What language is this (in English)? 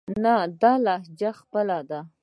Pashto